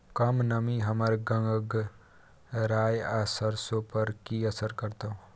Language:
Maithili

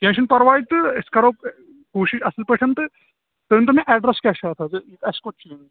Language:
Kashmiri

